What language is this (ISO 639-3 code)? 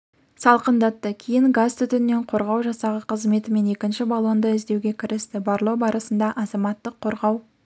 kaz